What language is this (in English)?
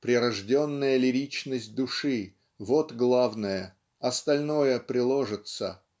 Russian